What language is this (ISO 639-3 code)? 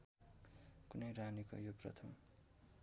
nep